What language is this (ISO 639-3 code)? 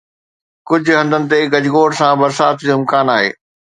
snd